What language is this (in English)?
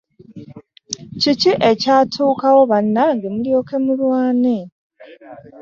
Ganda